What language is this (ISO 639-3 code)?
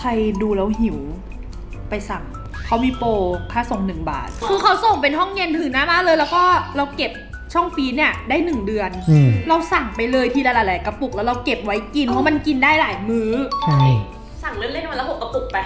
tha